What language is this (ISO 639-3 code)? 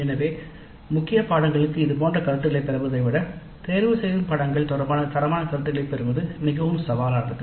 tam